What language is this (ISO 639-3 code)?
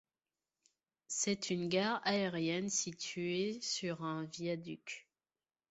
fra